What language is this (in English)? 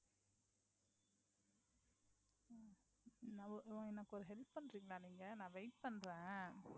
Tamil